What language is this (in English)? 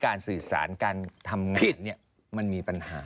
Thai